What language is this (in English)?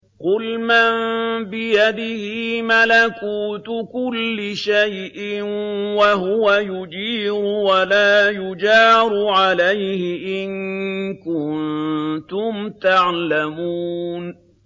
Arabic